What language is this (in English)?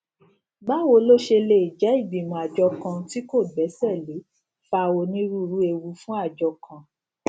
Yoruba